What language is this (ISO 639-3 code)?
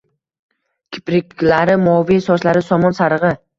uzb